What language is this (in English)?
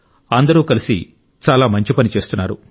Telugu